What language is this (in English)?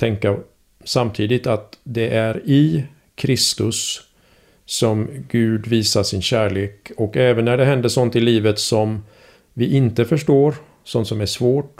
Swedish